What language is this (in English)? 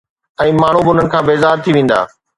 Sindhi